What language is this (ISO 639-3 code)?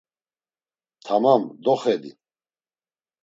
lzz